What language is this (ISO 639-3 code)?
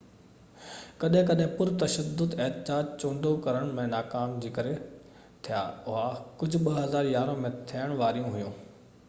snd